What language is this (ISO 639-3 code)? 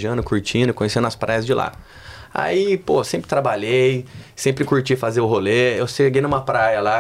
por